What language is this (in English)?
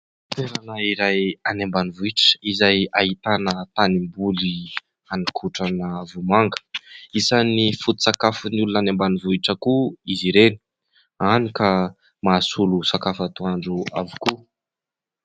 Malagasy